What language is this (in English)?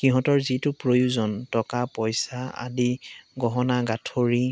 Assamese